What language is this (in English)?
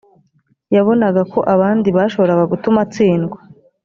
Kinyarwanda